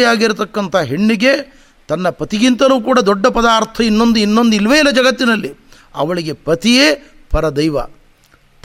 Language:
Kannada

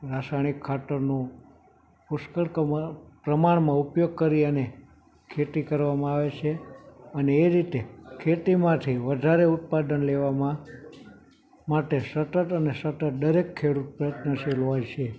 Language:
Gujarati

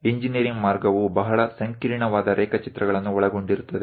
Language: Kannada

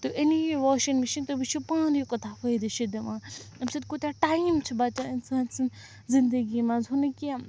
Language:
Kashmiri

